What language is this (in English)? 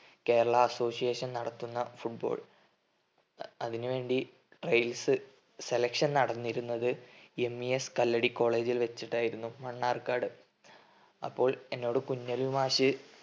Malayalam